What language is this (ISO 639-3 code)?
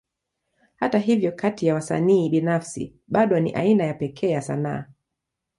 swa